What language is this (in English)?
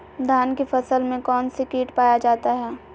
Magahi